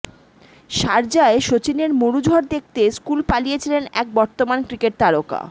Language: Bangla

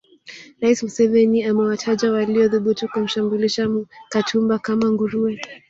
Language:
Swahili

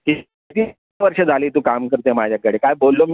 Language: Marathi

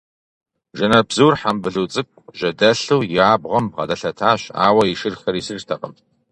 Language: Kabardian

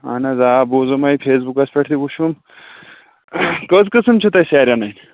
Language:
Kashmiri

